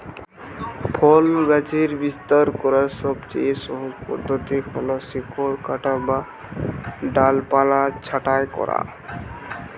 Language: Bangla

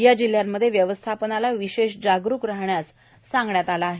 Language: Marathi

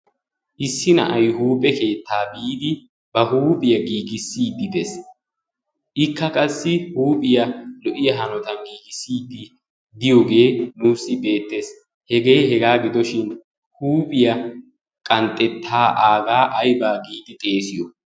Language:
Wolaytta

